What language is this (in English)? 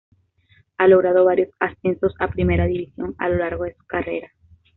Spanish